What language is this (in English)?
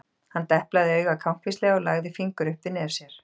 Icelandic